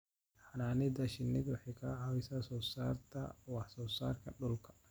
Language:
Somali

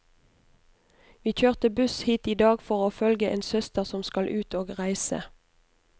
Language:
Norwegian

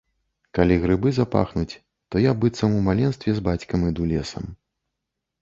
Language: Belarusian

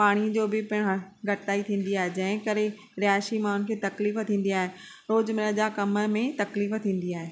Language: Sindhi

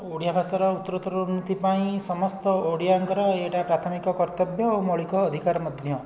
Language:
Odia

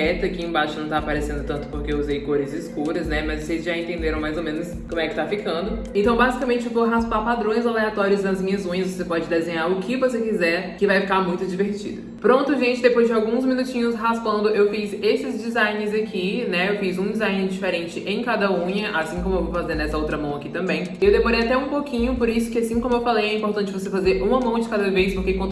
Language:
Portuguese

